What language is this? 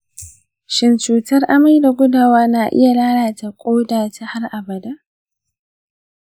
Hausa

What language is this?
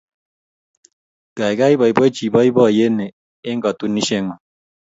Kalenjin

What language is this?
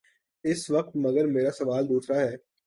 Urdu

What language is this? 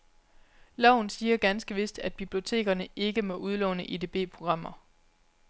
Danish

